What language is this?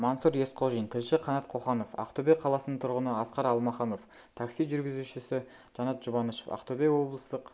Kazakh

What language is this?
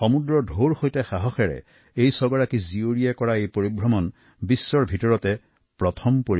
Assamese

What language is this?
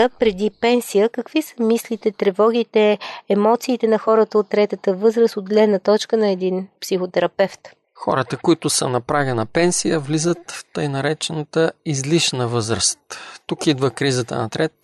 Bulgarian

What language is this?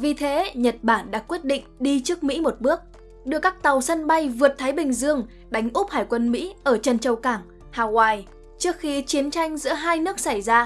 Vietnamese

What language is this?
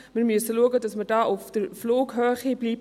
Swiss German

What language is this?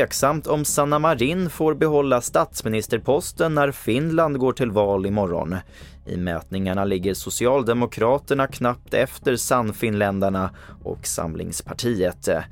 Swedish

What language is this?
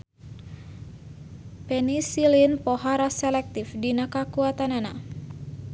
Sundanese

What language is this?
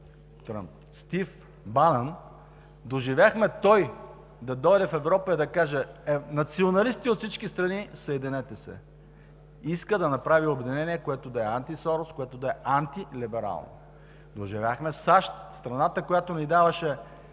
Bulgarian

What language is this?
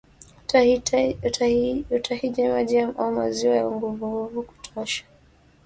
Swahili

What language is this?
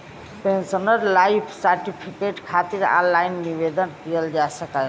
Bhojpuri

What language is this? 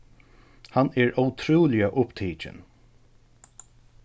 Faroese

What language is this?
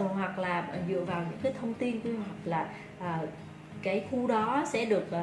Vietnamese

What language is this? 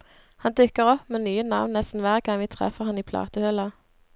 Norwegian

